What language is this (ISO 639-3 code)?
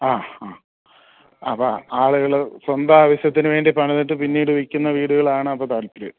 mal